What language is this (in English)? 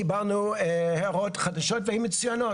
Hebrew